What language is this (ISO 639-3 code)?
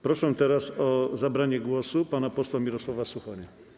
pol